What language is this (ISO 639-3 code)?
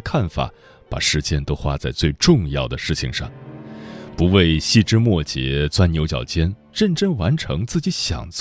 zho